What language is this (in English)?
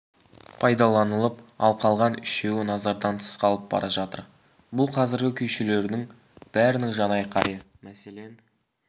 Kazakh